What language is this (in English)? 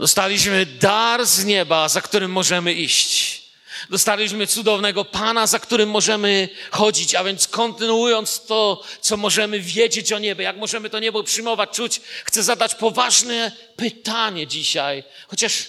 Polish